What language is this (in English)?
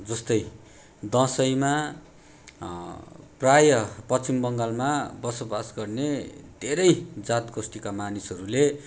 Nepali